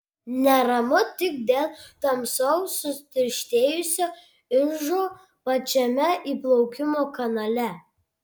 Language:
Lithuanian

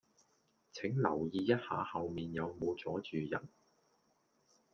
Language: Cantonese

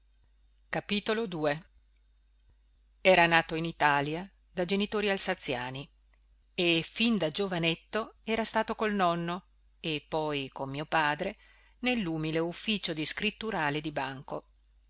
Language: Italian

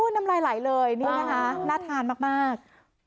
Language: Thai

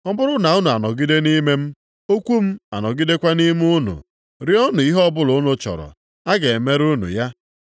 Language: Igbo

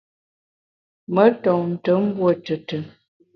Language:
Bamun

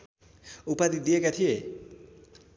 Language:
Nepali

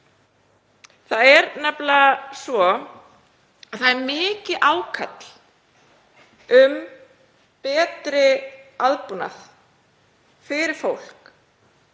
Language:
Icelandic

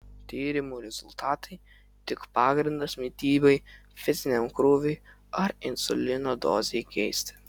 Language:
Lithuanian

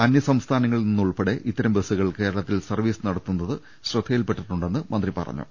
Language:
Malayalam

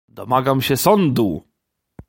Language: Polish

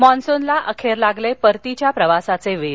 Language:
Marathi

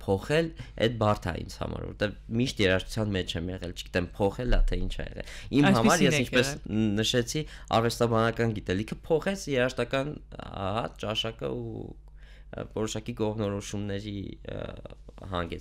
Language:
Romanian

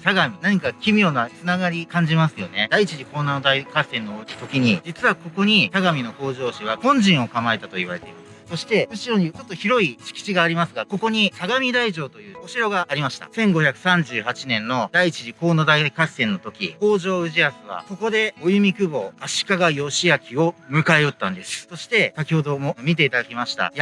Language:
Japanese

